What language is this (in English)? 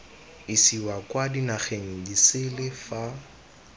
Tswana